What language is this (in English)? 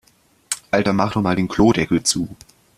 German